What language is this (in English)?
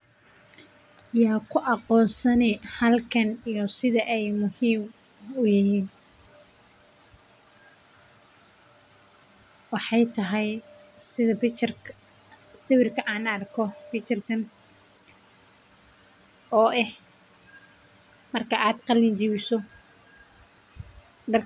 Somali